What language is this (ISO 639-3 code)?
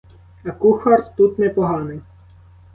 ukr